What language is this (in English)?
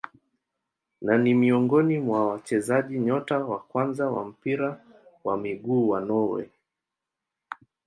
Swahili